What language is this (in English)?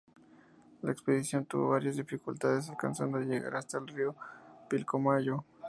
Spanish